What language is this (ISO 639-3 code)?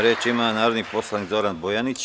srp